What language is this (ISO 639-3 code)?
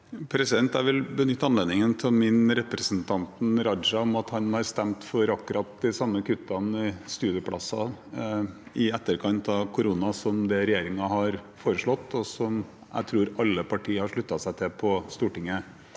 nor